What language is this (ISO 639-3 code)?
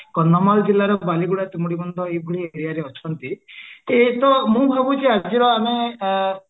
ori